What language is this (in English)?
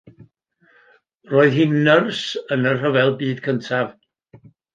Welsh